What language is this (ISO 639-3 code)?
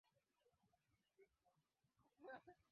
swa